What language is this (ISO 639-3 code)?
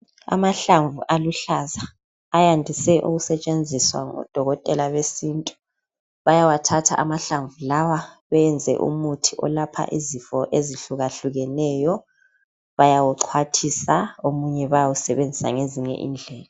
nde